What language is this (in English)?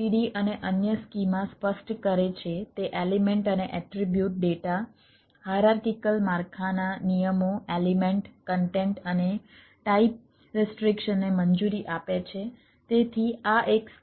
Gujarati